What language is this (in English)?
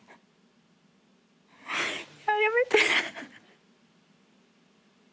Japanese